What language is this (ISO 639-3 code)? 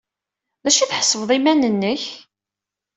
kab